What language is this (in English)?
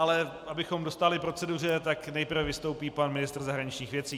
Czech